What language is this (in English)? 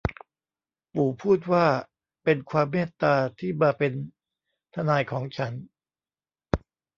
Thai